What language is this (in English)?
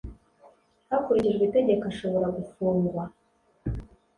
Kinyarwanda